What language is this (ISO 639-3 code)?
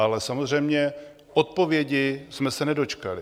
ces